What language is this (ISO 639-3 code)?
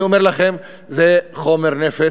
heb